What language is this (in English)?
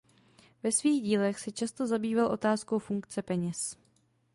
Czech